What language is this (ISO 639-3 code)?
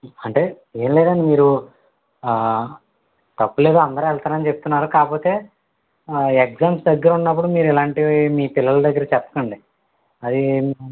tel